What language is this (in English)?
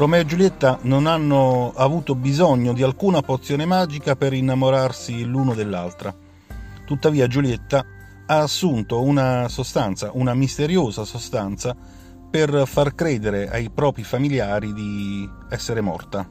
Italian